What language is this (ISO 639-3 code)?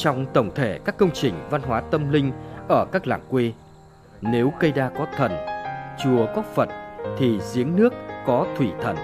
vie